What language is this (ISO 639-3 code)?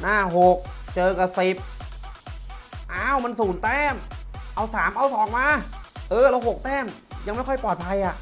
tha